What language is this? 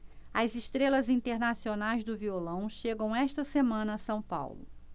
Portuguese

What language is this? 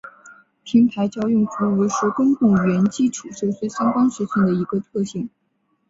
Chinese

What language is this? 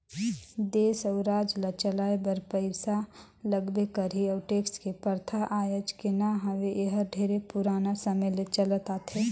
Chhattisgarhi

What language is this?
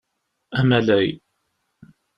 Kabyle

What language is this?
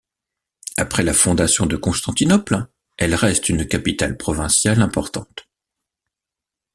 French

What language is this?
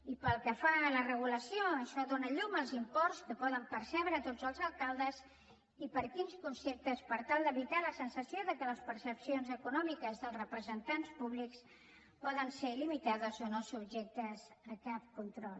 Catalan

